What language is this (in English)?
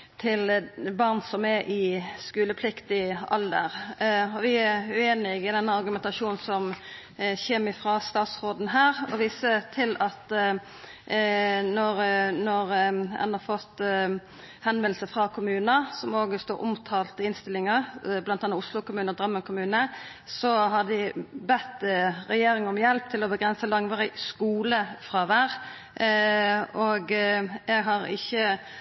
Norwegian Nynorsk